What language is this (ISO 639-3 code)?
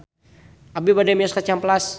sun